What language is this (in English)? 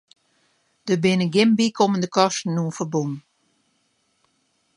Western Frisian